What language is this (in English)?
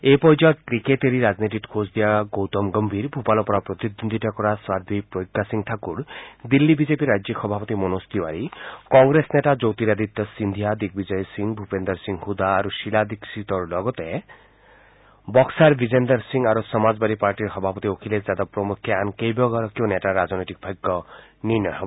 Assamese